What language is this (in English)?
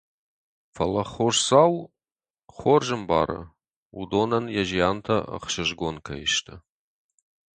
Ossetic